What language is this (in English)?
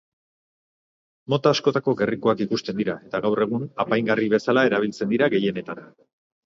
Basque